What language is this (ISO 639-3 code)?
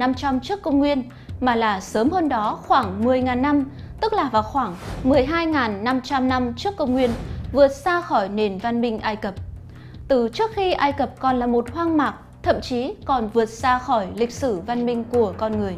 vie